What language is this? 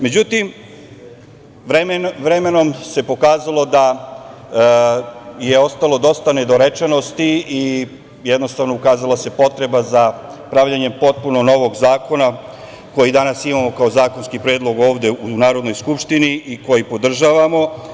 Serbian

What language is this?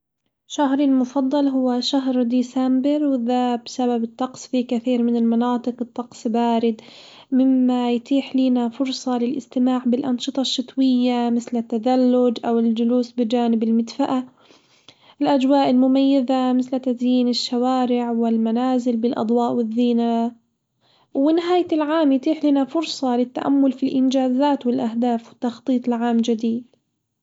Hijazi Arabic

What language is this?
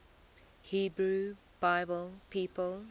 English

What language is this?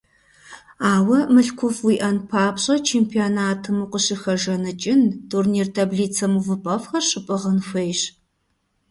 Kabardian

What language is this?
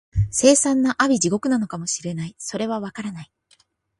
Japanese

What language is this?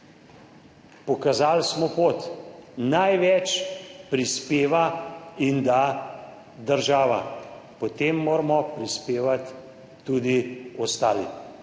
Slovenian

